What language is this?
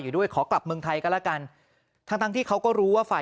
Thai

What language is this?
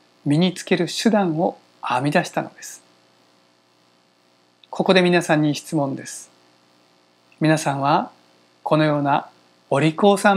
Japanese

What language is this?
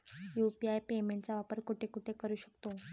Marathi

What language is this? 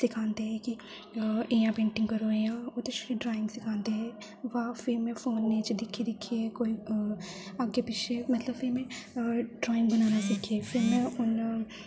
Dogri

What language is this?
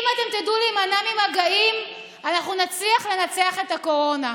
Hebrew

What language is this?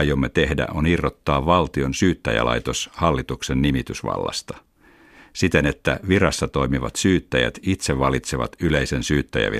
Finnish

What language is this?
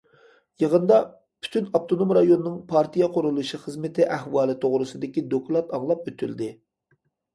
Uyghur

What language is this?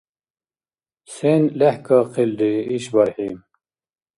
Dargwa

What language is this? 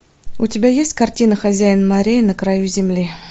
Russian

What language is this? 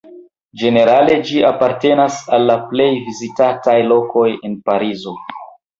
Esperanto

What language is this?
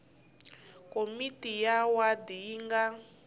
Tsonga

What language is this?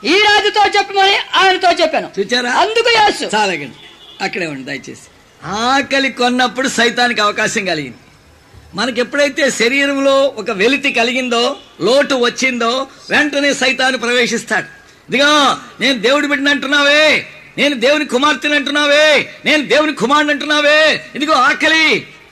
Telugu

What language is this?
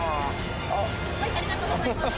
Japanese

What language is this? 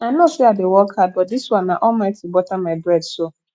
Nigerian Pidgin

